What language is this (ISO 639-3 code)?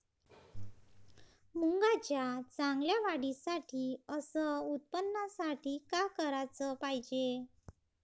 mar